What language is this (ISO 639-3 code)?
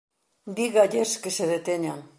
glg